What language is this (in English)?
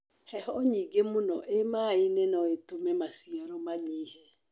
Kikuyu